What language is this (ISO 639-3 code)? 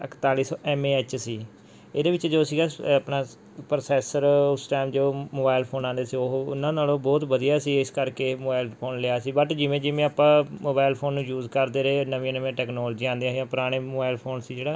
pan